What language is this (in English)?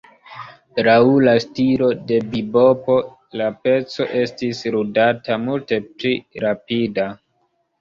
Esperanto